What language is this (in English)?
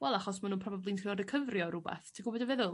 Welsh